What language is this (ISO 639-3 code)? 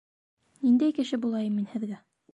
bak